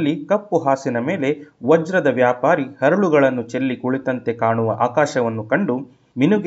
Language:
Kannada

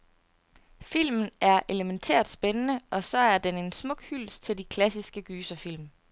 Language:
Danish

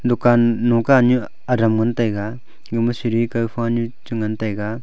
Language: Wancho Naga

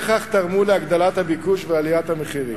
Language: Hebrew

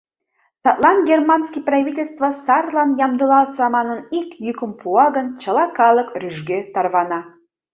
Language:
Mari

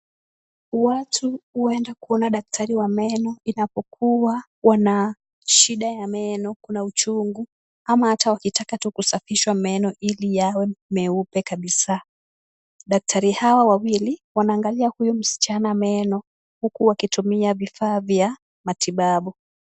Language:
Swahili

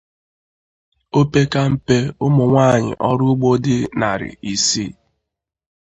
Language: Igbo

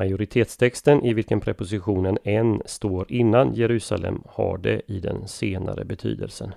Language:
Swedish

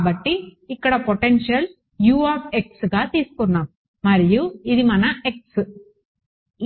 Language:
Telugu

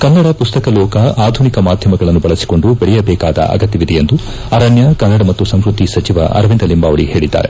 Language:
Kannada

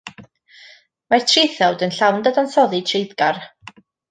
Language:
Welsh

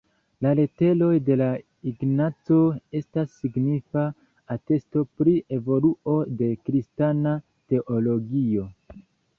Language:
Esperanto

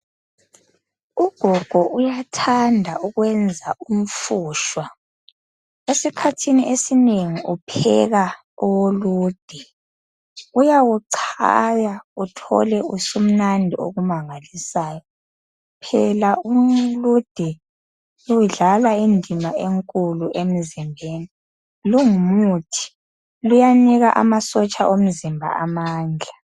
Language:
North Ndebele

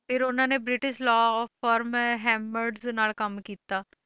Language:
Punjabi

